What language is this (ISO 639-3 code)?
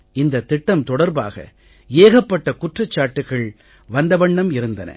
tam